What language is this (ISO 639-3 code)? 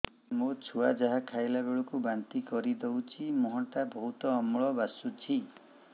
ori